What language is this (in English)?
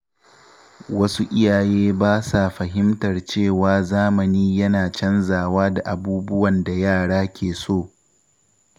Hausa